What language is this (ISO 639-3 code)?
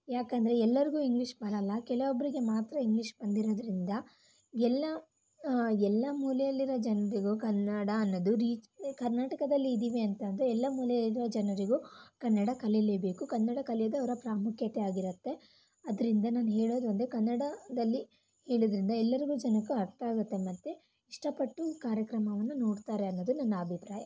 kan